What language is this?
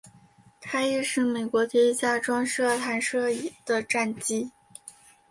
Chinese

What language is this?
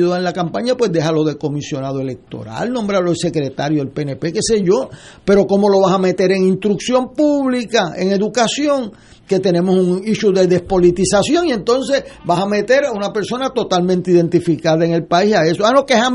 Spanish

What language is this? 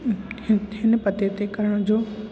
Sindhi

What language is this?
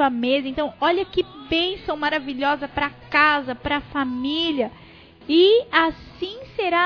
Portuguese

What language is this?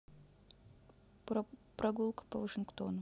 Russian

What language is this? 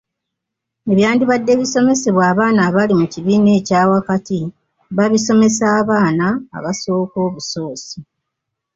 Ganda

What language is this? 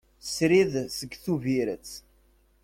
Kabyle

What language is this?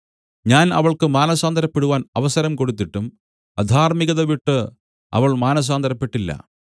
Malayalam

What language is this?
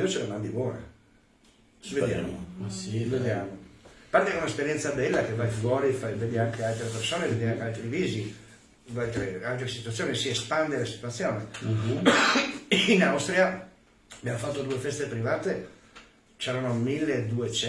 Italian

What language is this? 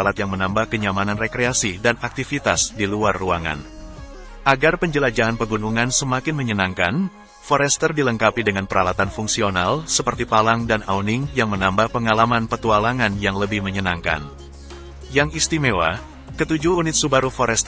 Indonesian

